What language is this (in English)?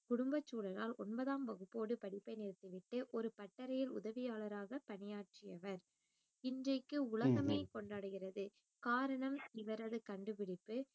Tamil